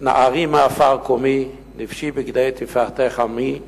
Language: Hebrew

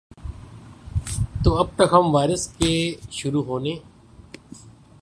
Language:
Urdu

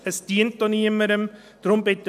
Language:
Swiss German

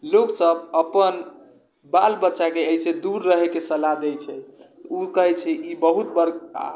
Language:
Maithili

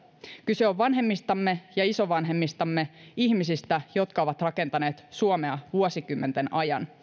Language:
Finnish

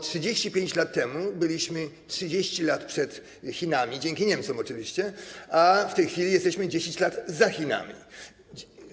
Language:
Polish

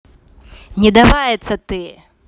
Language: Russian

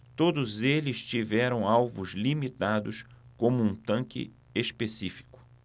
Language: Portuguese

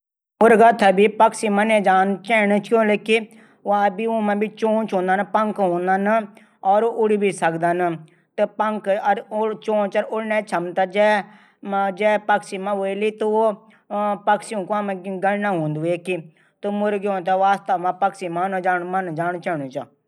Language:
Garhwali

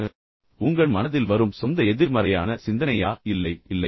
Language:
Tamil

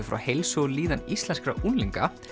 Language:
Icelandic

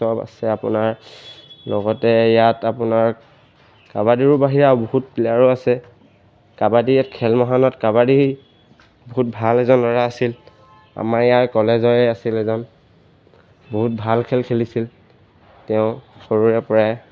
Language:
Assamese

